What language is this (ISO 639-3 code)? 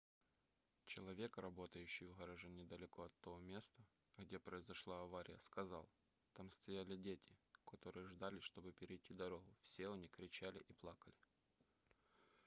rus